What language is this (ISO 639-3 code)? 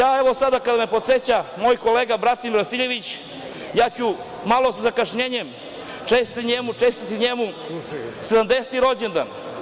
srp